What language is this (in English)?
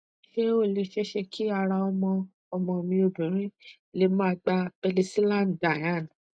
Yoruba